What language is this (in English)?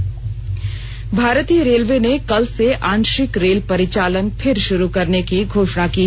Hindi